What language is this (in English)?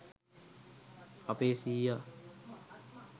Sinhala